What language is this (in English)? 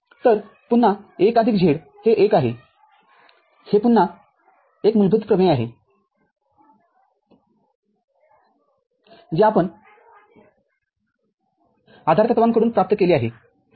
Marathi